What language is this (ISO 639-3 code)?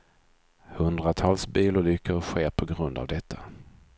swe